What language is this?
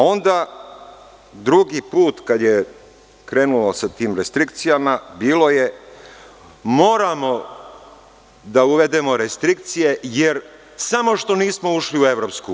Serbian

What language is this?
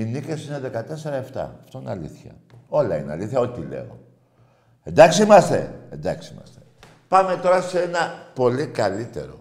Greek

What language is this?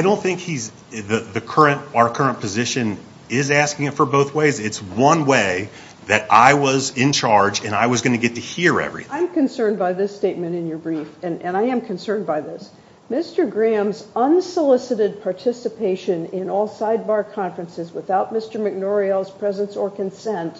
English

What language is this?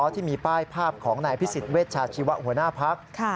Thai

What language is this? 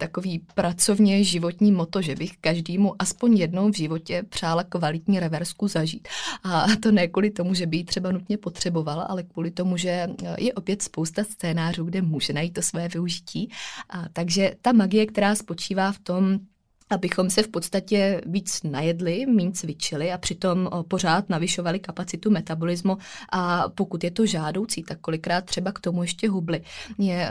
Czech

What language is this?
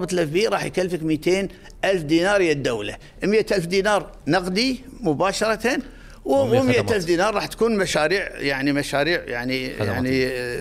Arabic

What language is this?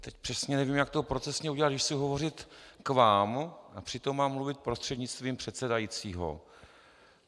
Czech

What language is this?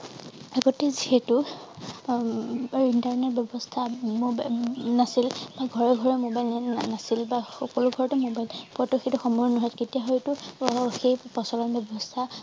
Assamese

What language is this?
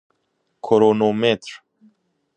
Persian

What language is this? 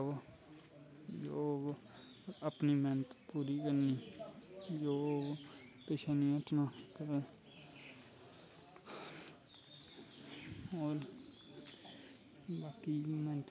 Dogri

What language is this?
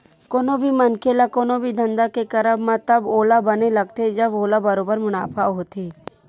Chhattisgarhi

